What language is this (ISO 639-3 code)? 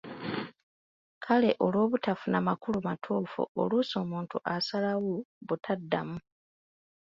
lug